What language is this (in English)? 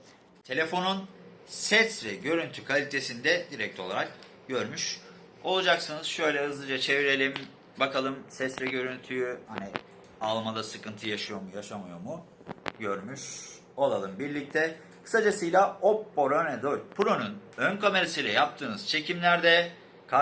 Turkish